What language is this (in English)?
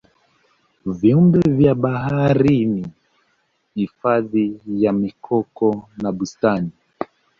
Swahili